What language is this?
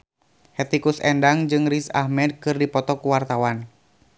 Sundanese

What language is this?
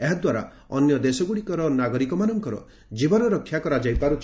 Odia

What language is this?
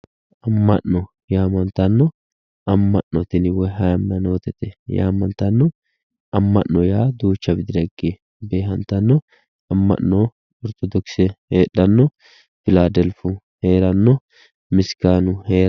Sidamo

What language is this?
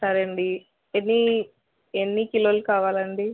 Telugu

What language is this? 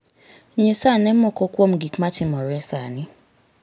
Luo (Kenya and Tanzania)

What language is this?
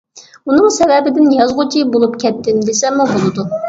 Uyghur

